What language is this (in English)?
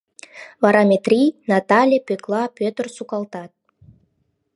Mari